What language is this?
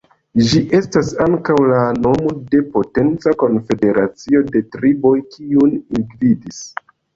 Esperanto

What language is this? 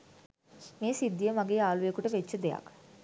Sinhala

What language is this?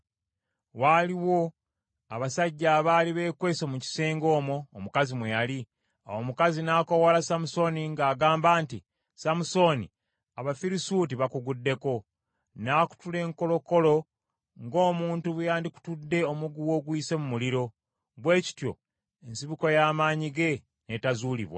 Ganda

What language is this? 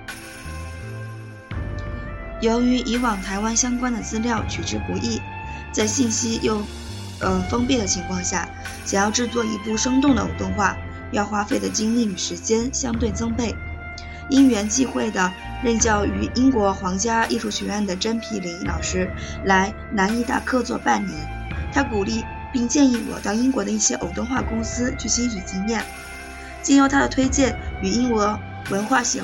Chinese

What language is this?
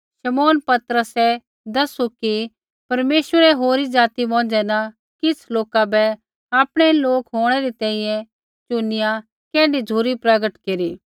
Kullu Pahari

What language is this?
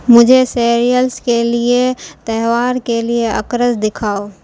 Urdu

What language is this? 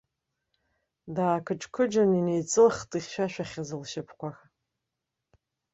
Abkhazian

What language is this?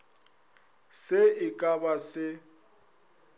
Northern Sotho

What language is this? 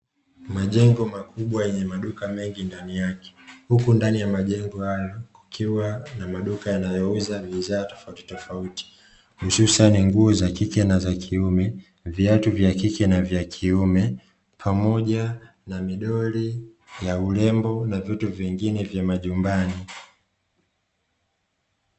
Swahili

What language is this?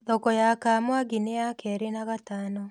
Kikuyu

